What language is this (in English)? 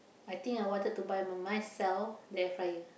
English